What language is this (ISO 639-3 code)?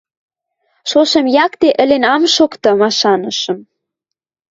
mrj